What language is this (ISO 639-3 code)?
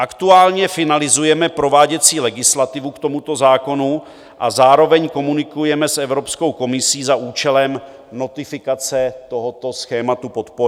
ces